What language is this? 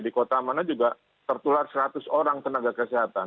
Indonesian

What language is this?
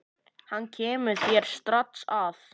Icelandic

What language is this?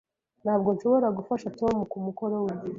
Kinyarwanda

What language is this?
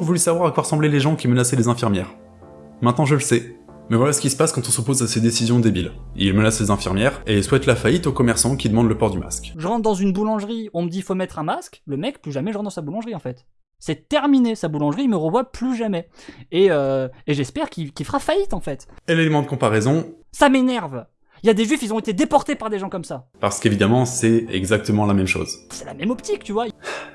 French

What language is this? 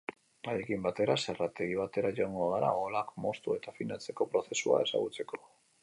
Basque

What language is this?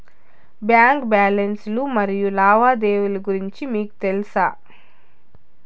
Telugu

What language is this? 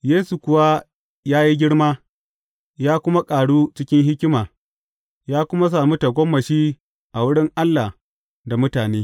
Hausa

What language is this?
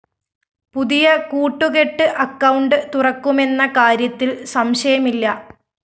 Malayalam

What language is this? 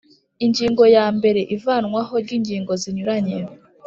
Kinyarwanda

